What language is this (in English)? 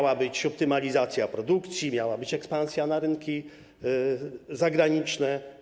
Polish